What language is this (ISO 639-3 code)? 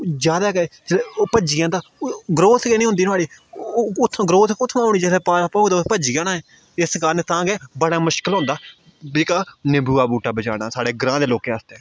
doi